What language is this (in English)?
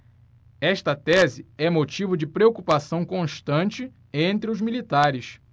Portuguese